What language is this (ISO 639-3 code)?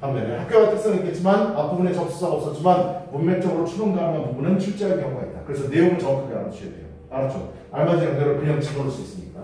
kor